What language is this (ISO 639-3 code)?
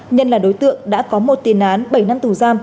vie